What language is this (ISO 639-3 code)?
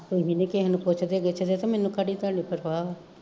pan